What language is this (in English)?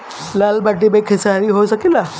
Bhojpuri